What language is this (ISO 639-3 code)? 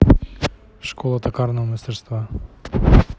rus